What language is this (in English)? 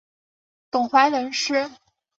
Chinese